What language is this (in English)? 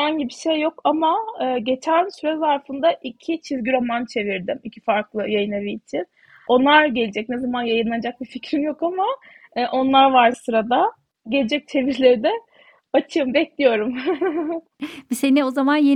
Turkish